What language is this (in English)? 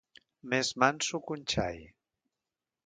Catalan